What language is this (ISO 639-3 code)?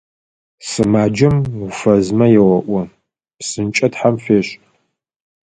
ady